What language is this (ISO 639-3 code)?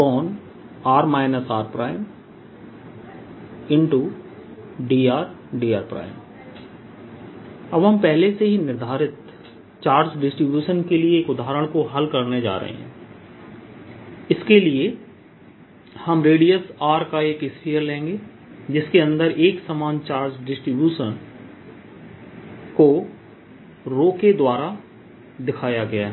hin